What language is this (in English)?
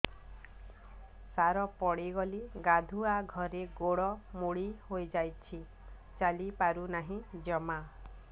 Odia